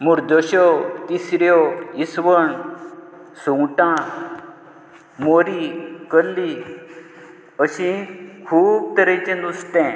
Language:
Konkani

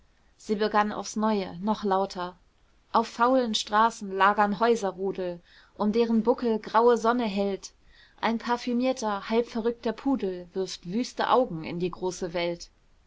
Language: German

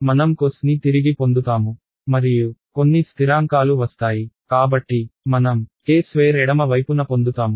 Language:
Telugu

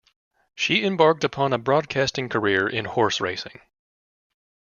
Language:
English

